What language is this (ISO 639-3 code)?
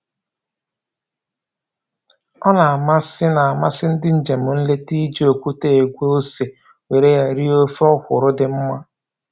ibo